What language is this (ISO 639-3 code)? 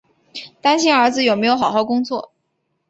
zho